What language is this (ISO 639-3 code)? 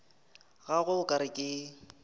nso